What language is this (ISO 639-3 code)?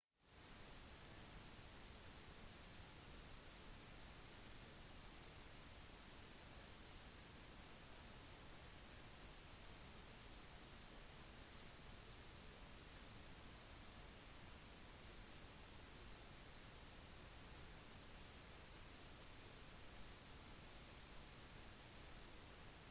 nob